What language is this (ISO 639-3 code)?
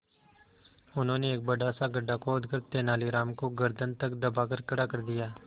hin